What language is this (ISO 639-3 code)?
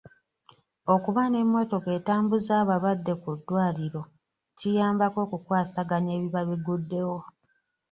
lug